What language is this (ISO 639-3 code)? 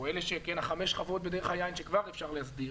heb